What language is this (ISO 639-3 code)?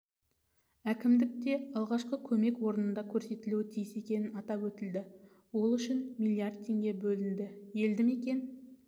kaz